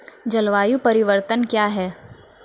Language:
Maithili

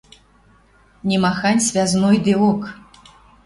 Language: Western Mari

